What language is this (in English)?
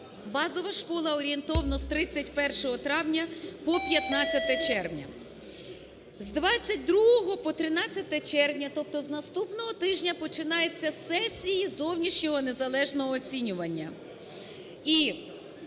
Ukrainian